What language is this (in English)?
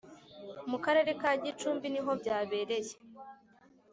Kinyarwanda